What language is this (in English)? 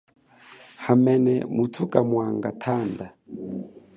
Chokwe